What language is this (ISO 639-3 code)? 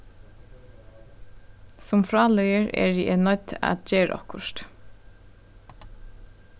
fao